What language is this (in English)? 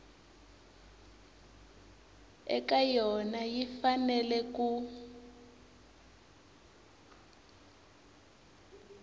Tsonga